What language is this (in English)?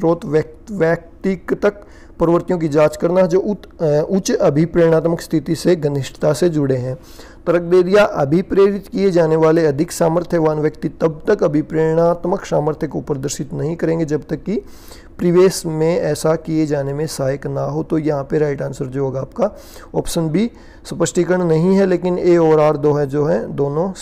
Hindi